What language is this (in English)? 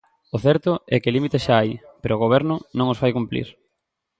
Galician